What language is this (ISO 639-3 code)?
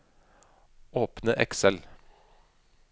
nor